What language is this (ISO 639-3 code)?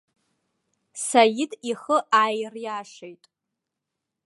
abk